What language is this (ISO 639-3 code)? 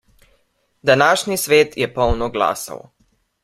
slv